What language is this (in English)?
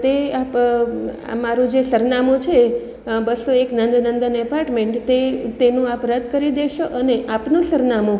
Gujarati